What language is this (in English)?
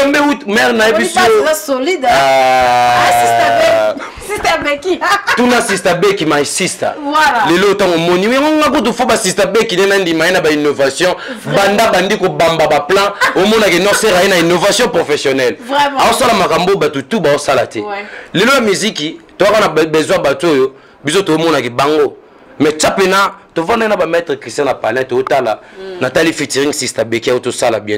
French